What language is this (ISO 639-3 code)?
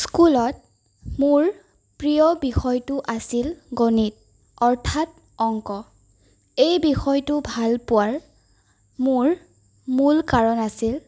asm